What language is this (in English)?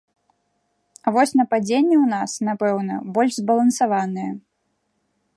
Belarusian